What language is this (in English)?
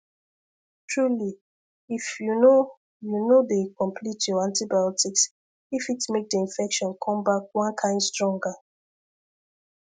Nigerian Pidgin